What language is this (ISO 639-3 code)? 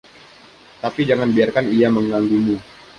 ind